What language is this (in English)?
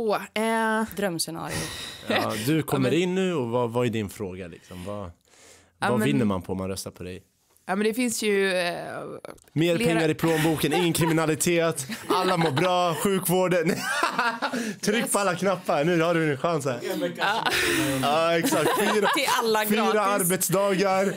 Swedish